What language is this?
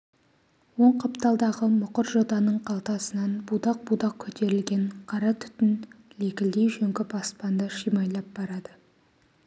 Kazakh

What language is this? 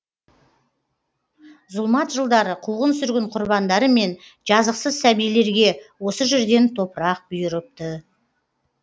Kazakh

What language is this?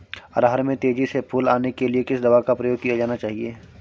Hindi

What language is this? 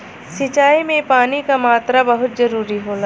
Bhojpuri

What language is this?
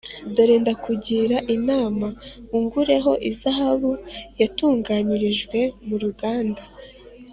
Kinyarwanda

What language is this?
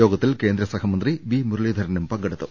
Malayalam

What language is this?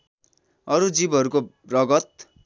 Nepali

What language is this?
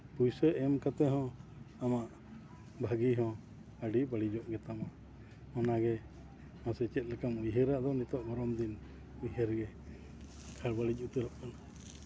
Santali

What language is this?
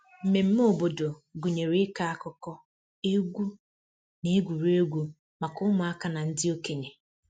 Igbo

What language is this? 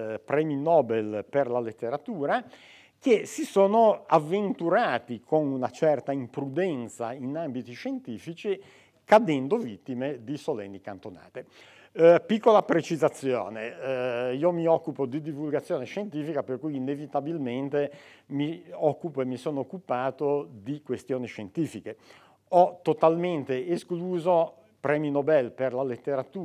Italian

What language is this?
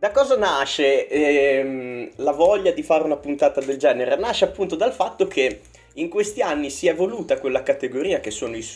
Italian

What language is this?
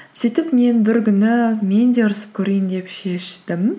Kazakh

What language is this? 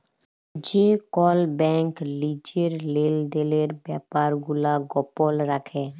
Bangla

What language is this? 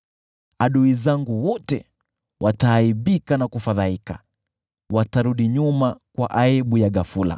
Swahili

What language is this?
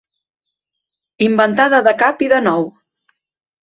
Catalan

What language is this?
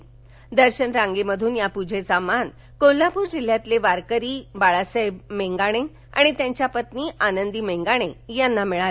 Marathi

